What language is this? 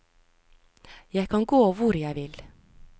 Norwegian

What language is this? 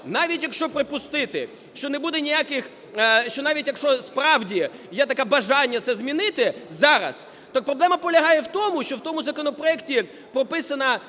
Ukrainian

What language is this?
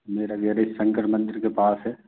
Hindi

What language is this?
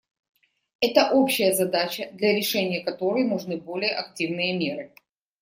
Russian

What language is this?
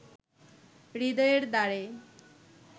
Bangla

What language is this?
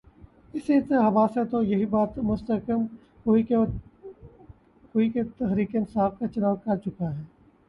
Urdu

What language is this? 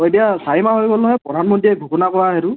Assamese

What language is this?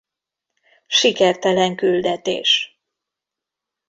Hungarian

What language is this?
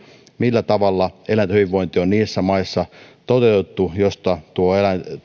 Finnish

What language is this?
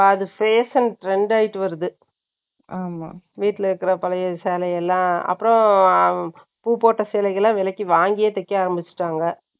Tamil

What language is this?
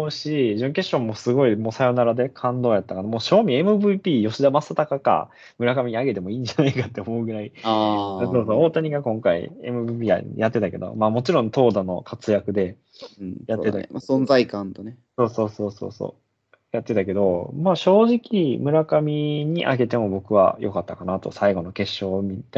Japanese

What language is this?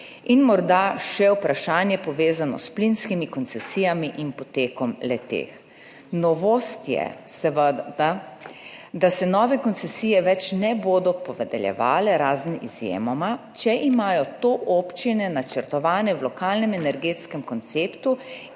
Slovenian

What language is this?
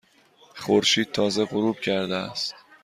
Persian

